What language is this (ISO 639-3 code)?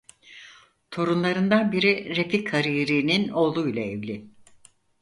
tur